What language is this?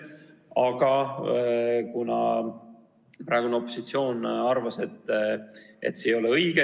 Estonian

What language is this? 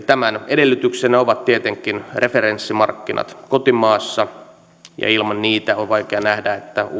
Finnish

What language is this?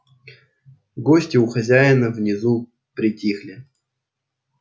Russian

